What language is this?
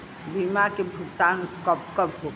Bhojpuri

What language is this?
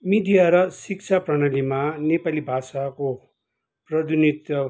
Nepali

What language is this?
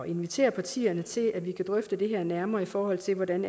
Danish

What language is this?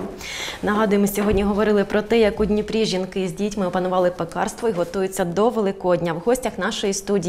Ukrainian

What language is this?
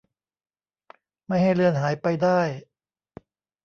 Thai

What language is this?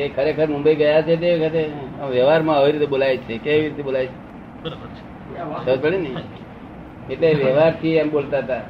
Gujarati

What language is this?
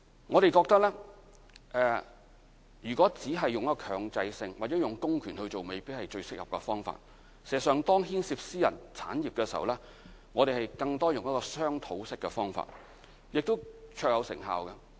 Cantonese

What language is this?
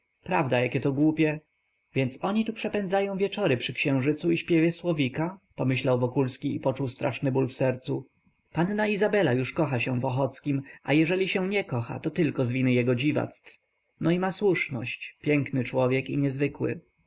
Polish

